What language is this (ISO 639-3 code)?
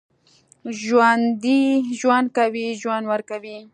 pus